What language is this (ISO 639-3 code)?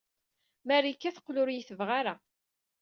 kab